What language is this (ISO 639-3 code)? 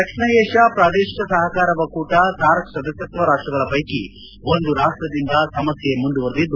kan